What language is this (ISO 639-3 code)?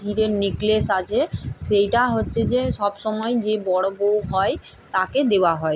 ben